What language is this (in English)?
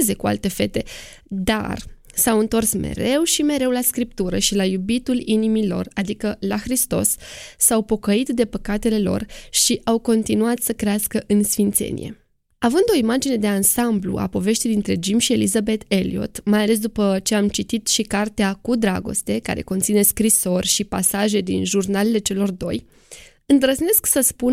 Romanian